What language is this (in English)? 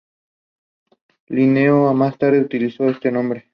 Spanish